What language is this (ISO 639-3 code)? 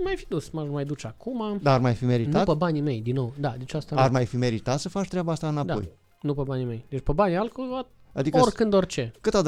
ron